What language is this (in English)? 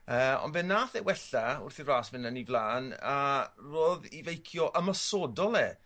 Welsh